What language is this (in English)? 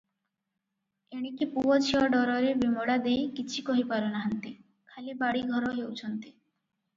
Odia